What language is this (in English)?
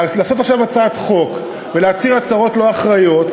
Hebrew